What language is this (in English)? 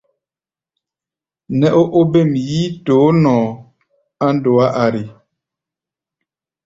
Gbaya